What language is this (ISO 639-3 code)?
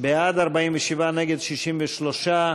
heb